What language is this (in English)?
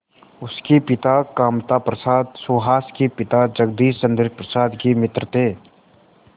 Hindi